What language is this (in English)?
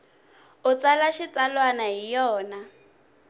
Tsonga